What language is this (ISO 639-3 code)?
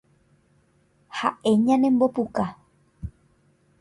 grn